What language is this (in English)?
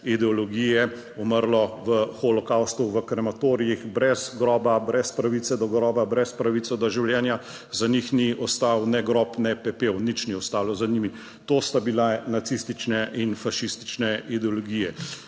Slovenian